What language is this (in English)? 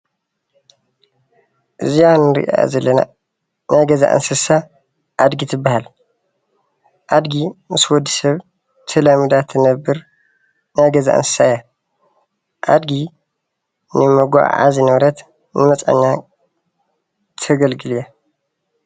Tigrinya